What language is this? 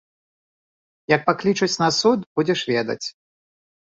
Belarusian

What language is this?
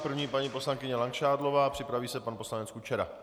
Czech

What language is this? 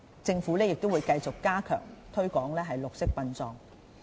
Cantonese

